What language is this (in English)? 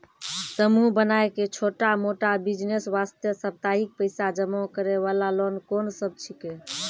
Maithili